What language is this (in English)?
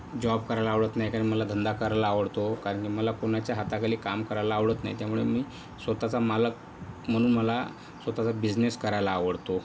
Marathi